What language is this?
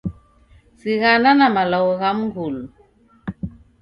Taita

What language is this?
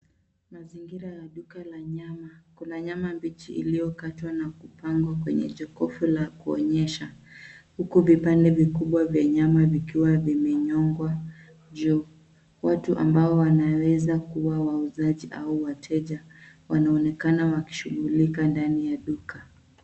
Swahili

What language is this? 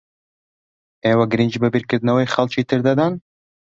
Central Kurdish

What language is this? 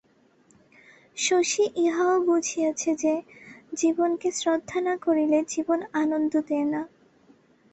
Bangla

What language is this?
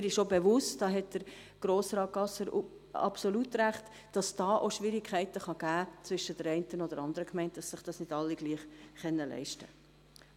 Swiss German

